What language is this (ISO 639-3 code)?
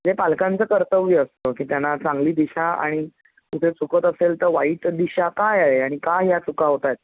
mar